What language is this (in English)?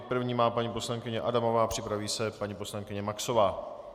Czech